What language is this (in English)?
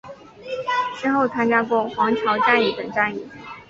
Chinese